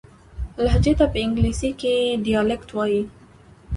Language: Pashto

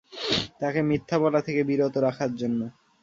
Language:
Bangla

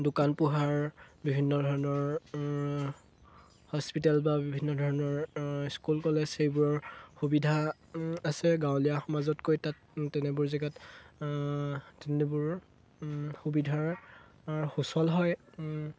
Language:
Assamese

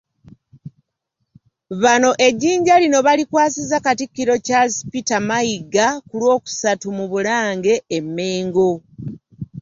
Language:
Ganda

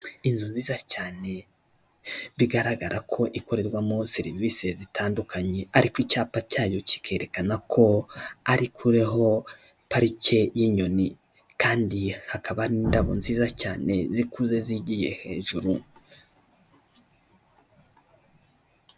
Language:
Kinyarwanda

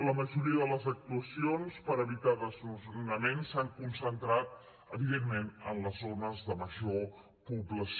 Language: Catalan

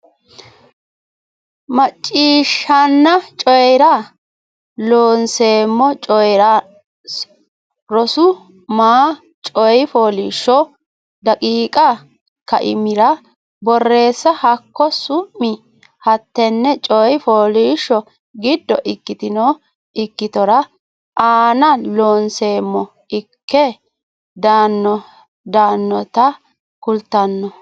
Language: Sidamo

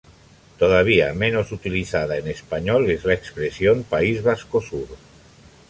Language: Spanish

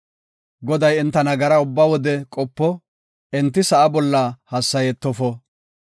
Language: Gofa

